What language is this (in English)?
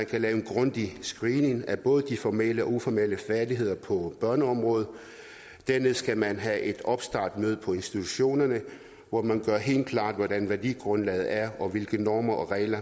Danish